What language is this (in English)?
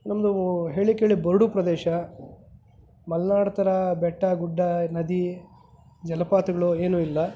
Kannada